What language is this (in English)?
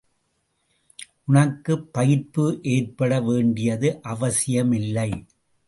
Tamil